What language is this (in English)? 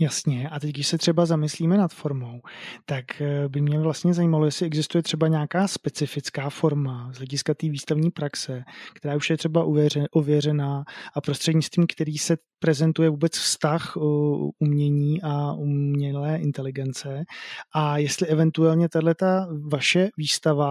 Czech